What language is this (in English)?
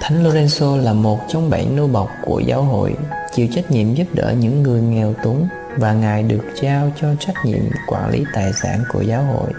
Vietnamese